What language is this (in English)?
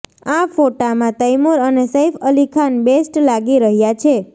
Gujarati